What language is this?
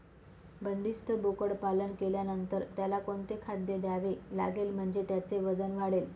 Marathi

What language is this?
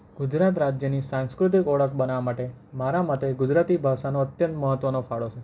Gujarati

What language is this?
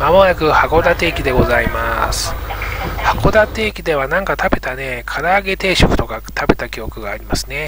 Japanese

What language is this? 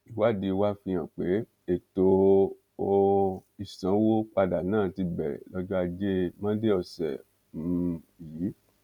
Yoruba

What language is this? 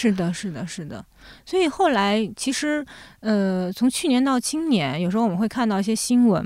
Chinese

